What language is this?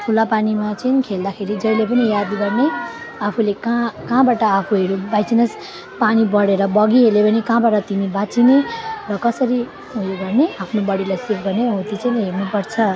Nepali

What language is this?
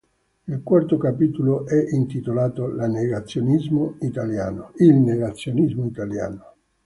Italian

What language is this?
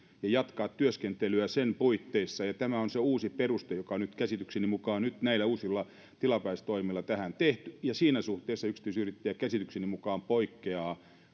Finnish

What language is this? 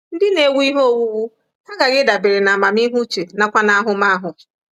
Igbo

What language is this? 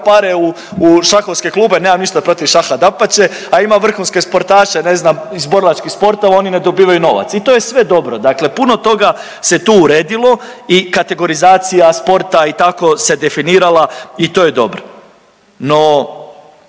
Croatian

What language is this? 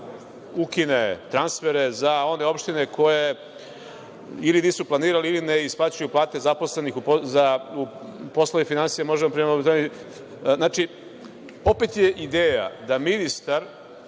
Serbian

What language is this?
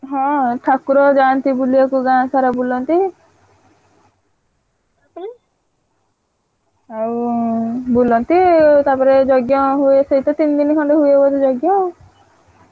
Odia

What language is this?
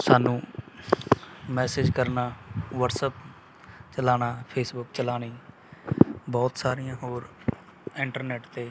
Punjabi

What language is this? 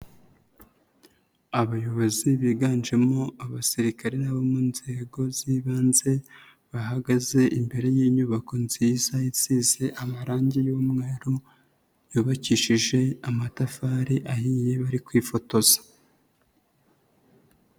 Kinyarwanda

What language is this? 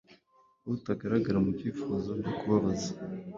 Kinyarwanda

